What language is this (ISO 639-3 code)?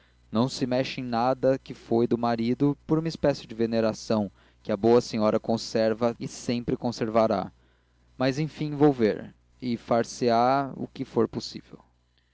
por